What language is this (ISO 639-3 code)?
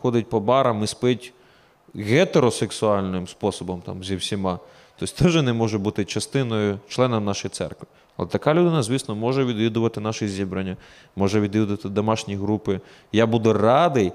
ukr